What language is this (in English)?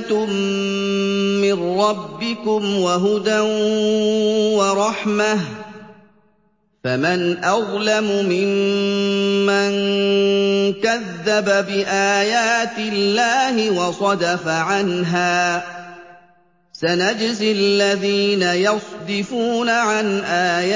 Arabic